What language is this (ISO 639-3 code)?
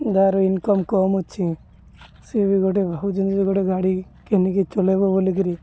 ori